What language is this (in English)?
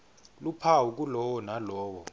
Swati